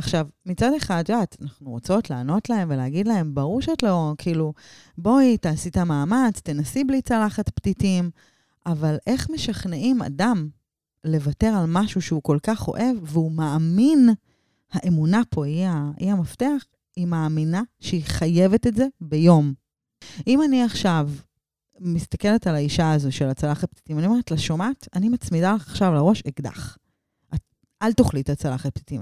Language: Hebrew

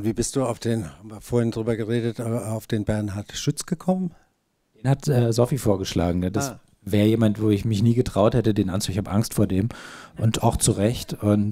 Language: German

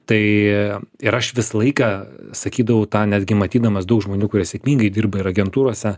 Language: Lithuanian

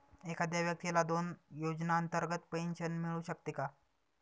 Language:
Marathi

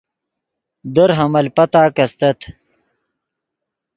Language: Yidgha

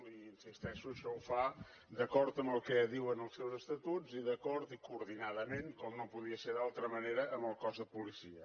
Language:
Catalan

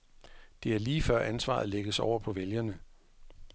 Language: Danish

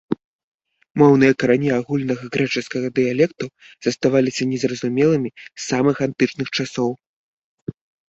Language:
Belarusian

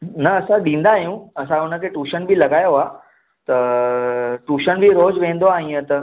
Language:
Sindhi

